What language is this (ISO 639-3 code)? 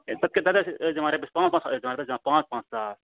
kas